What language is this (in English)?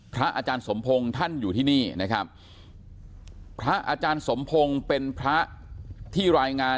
Thai